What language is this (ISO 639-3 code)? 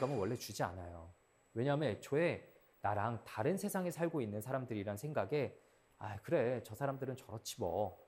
kor